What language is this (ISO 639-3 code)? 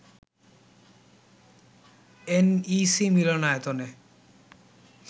ben